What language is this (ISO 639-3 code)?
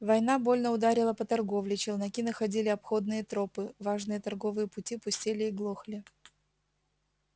rus